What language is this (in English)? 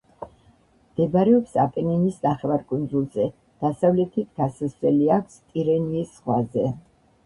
Georgian